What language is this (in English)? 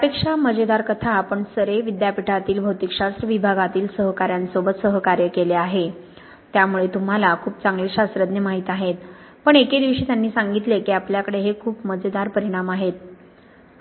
Marathi